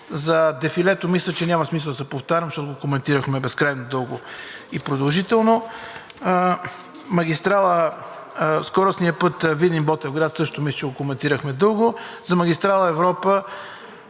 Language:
Bulgarian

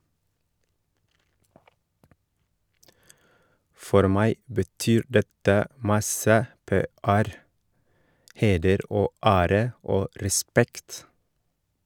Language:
Norwegian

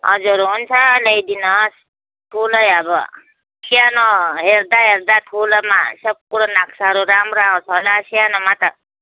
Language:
Nepali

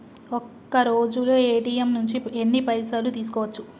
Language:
Telugu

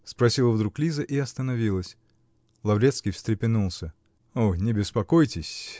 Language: Russian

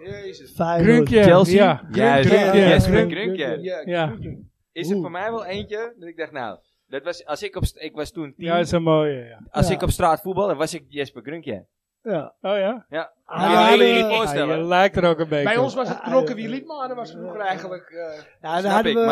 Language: Dutch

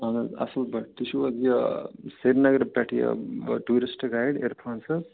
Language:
Kashmiri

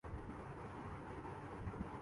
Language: Urdu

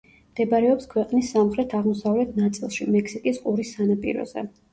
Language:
Georgian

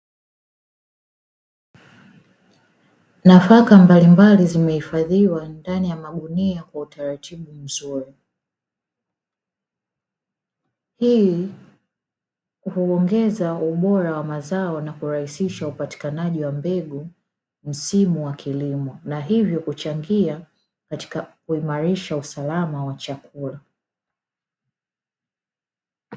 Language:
Swahili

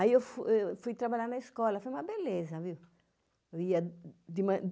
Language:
Portuguese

